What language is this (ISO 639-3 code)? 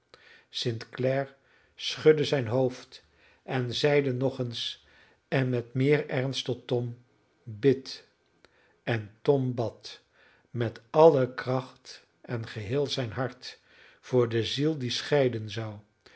nld